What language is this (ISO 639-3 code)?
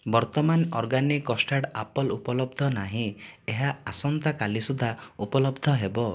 ori